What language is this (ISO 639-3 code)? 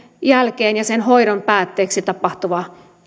fin